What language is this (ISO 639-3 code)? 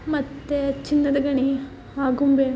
kan